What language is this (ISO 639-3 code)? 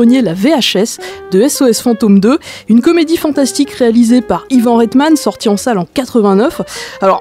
fra